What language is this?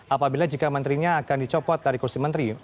Indonesian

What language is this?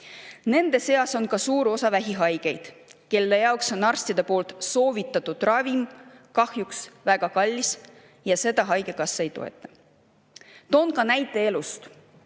Estonian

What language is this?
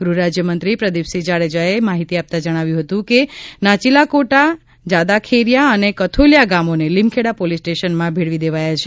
Gujarati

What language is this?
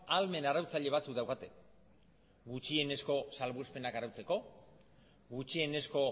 Basque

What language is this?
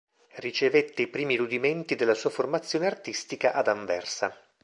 Italian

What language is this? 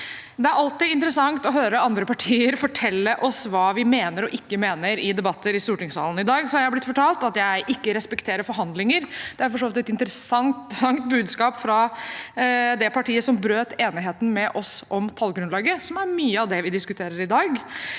Norwegian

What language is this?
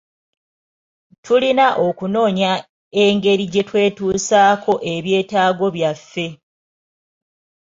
Ganda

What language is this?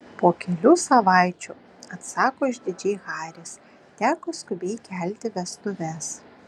Lithuanian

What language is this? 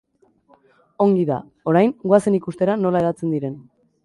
Basque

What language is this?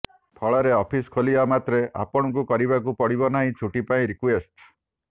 Odia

